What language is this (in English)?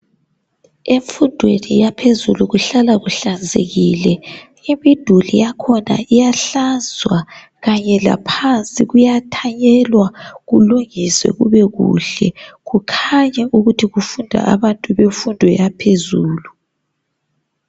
North Ndebele